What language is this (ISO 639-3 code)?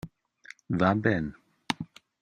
ina